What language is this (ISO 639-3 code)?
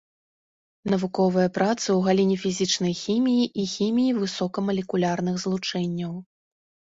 bel